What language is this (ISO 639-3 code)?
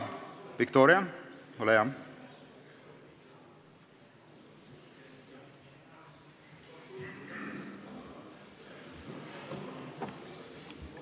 est